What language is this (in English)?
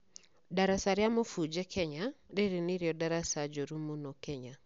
Kikuyu